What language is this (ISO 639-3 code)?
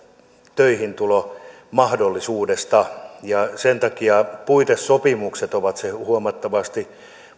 fin